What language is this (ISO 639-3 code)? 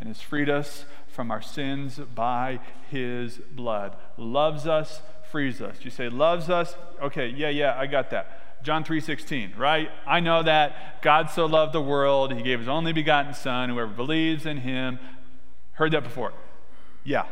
eng